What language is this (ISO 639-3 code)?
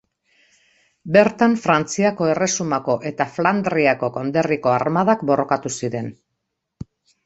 eus